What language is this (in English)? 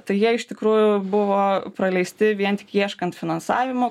Lithuanian